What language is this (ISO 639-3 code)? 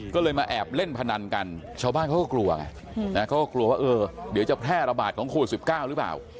tha